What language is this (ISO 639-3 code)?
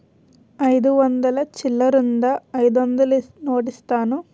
tel